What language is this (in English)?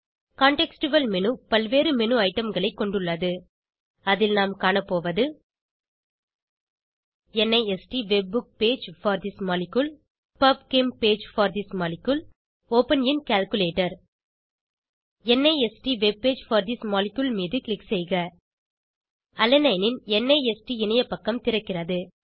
Tamil